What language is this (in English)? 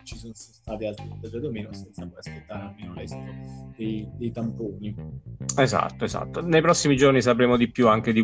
Italian